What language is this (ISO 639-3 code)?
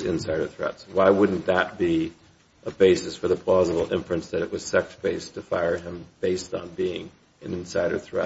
eng